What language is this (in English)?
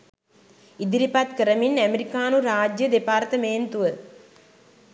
Sinhala